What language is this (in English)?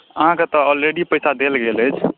Maithili